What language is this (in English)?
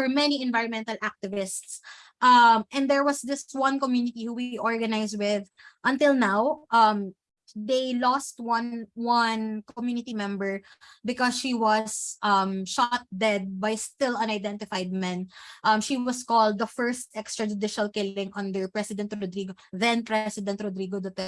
English